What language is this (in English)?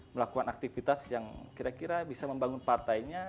Indonesian